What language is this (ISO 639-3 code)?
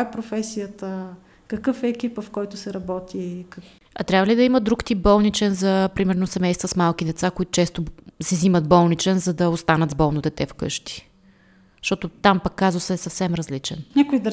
bul